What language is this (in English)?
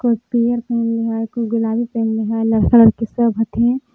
Magahi